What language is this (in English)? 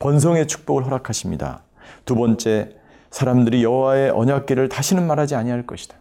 Korean